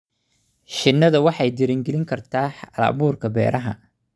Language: Somali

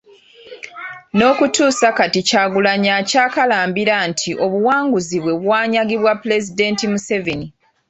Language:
Ganda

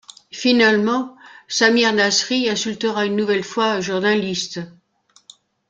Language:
French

